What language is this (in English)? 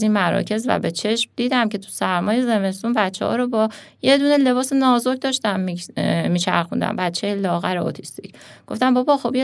Persian